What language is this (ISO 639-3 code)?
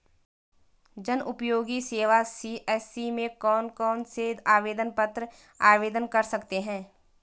hin